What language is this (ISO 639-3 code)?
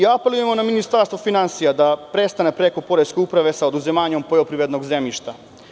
srp